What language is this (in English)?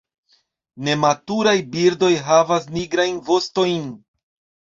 Esperanto